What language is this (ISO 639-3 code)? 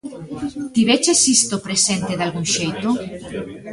glg